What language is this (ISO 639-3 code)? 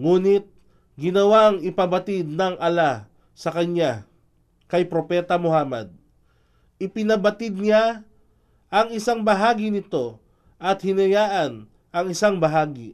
fil